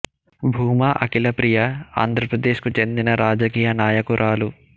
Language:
Telugu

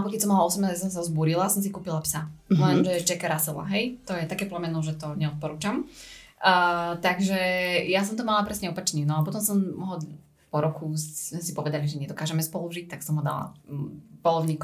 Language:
Slovak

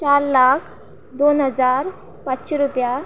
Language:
Konkani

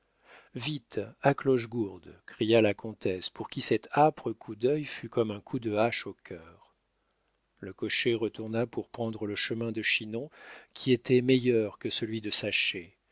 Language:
French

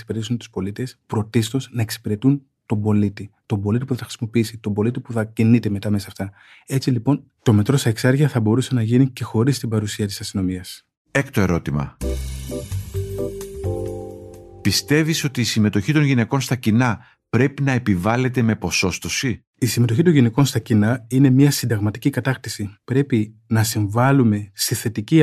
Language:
Greek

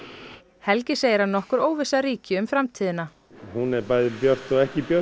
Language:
Icelandic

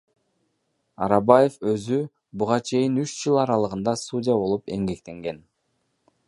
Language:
Kyrgyz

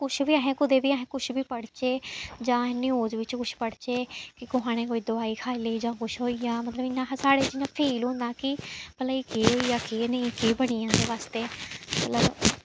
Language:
Dogri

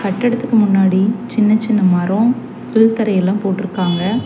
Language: Tamil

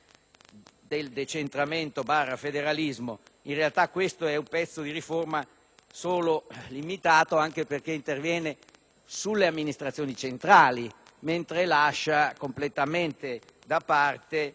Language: Italian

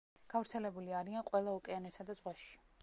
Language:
Georgian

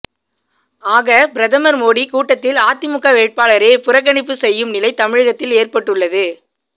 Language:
Tamil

